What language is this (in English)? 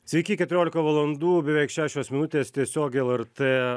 Lithuanian